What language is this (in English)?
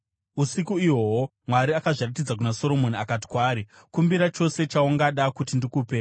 Shona